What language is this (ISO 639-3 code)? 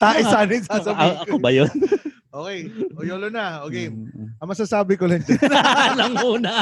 fil